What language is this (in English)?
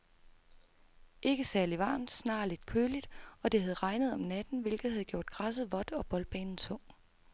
Danish